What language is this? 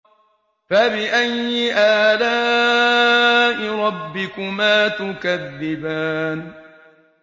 Arabic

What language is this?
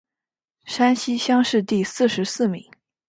Chinese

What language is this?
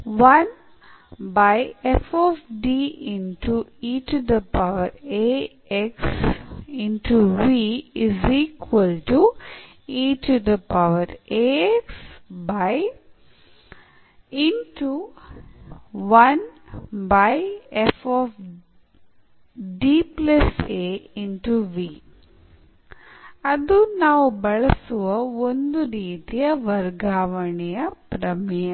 Kannada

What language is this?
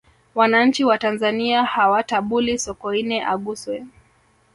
Swahili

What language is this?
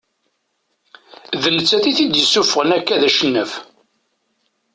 Kabyle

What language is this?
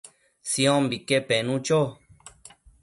Matsés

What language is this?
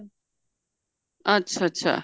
Punjabi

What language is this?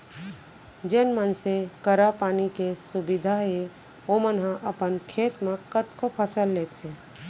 Chhattisgarhi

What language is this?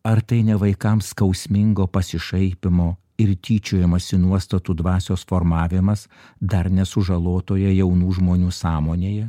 Lithuanian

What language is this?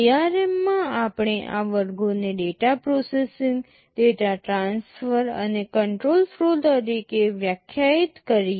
Gujarati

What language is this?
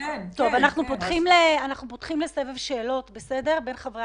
Hebrew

